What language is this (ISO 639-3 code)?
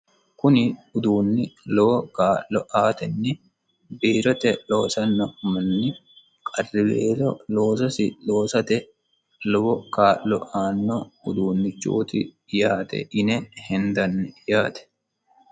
sid